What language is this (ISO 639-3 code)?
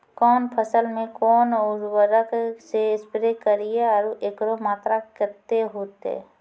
mai